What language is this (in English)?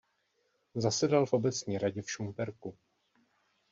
Czech